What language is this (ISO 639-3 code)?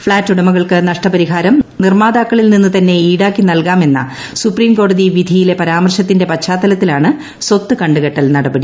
mal